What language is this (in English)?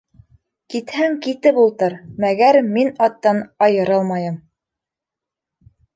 Bashkir